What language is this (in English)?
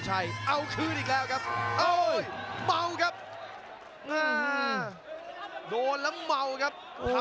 Thai